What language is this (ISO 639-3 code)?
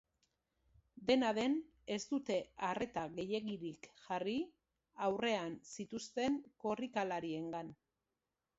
eus